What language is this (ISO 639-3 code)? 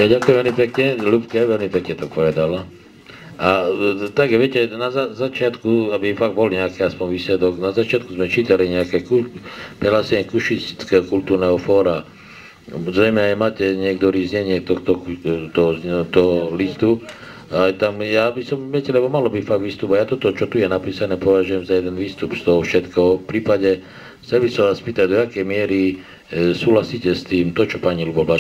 slk